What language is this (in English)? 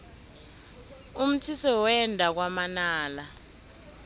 South Ndebele